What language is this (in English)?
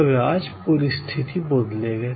Bangla